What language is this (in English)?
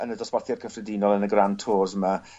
Welsh